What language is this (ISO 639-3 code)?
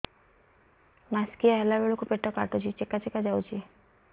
ori